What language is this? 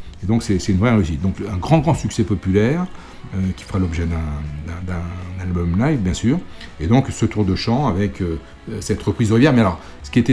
French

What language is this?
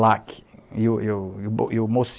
Portuguese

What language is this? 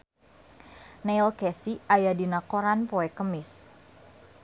Sundanese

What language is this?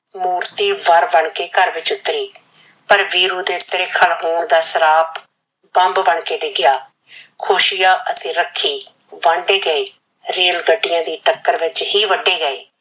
Punjabi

